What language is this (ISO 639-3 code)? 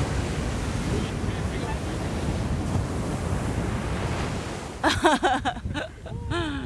kor